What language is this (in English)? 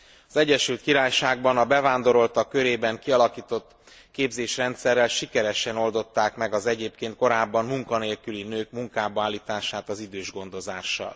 Hungarian